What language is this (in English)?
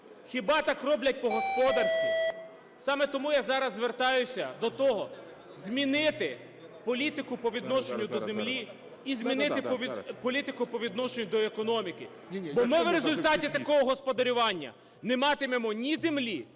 Ukrainian